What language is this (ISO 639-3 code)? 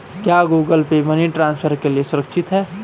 hin